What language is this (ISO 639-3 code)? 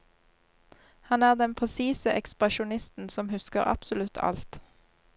nor